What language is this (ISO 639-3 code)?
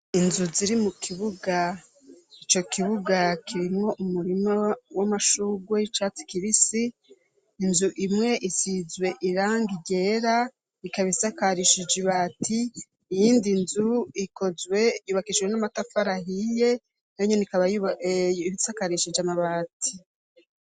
run